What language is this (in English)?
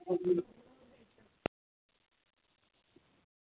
Dogri